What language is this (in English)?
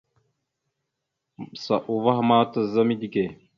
Mada (Cameroon)